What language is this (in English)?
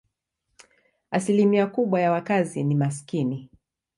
Swahili